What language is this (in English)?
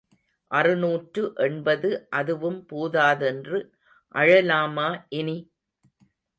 Tamil